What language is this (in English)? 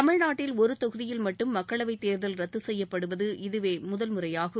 Tamil